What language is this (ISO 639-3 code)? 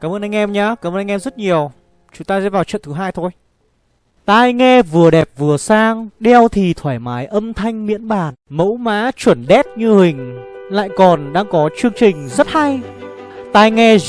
vie